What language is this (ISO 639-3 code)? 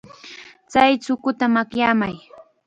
qxa